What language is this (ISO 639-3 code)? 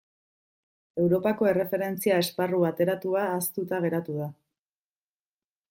eus